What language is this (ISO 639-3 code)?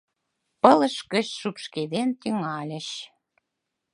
chm